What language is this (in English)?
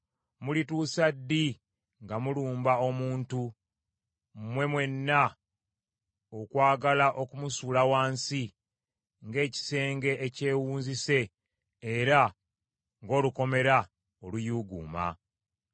Ganda